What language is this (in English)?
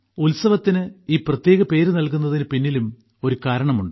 Malayalam